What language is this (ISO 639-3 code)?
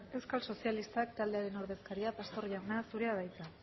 eus